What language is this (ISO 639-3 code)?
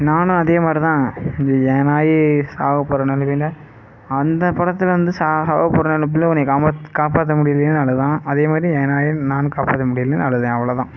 tam